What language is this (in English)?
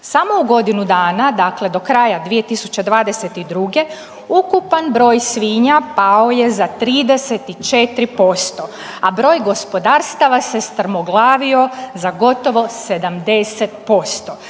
Croatian